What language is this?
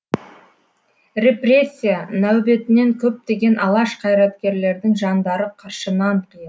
Kazakh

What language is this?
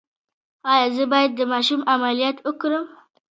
Pashto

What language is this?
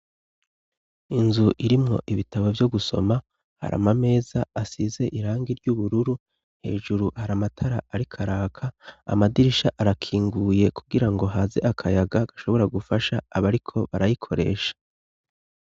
Rundi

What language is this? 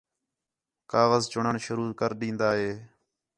Khetrani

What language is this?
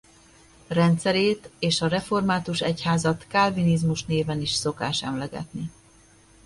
Hungarian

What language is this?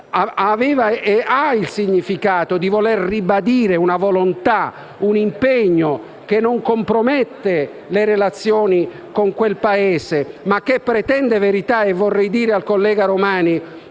Italian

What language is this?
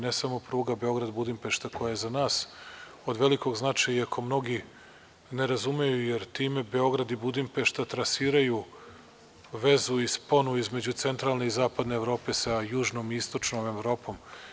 Serbian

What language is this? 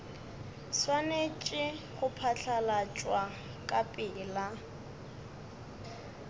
Northern Sotho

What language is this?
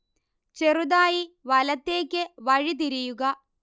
Malayalam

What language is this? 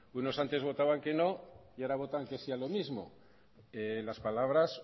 Spanish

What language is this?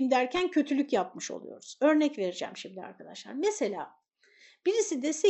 Turkish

